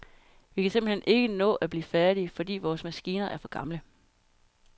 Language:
Danish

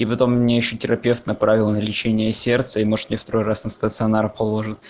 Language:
Russian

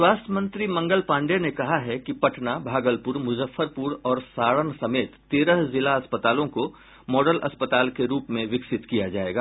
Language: Hindi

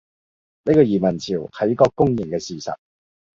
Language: Cantonese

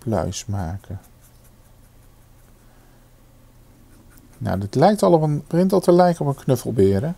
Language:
Dutch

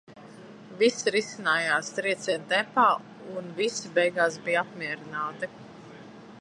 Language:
Latvian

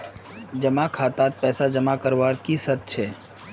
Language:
Magahi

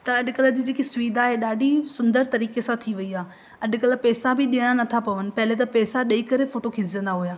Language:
Sindhi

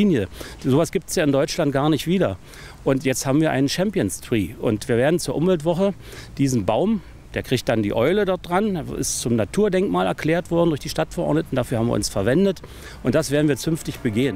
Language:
German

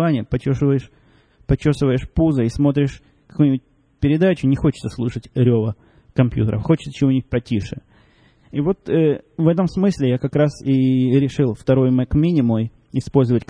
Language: Russian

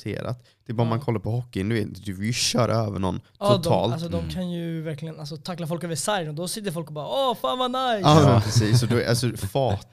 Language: Swedish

